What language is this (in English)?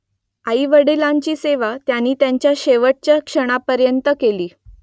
Marathi